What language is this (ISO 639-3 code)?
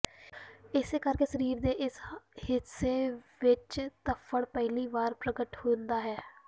pan